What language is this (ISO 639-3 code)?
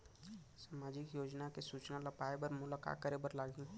hne